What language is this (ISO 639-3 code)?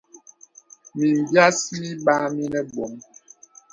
beb